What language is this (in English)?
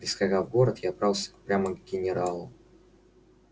Russian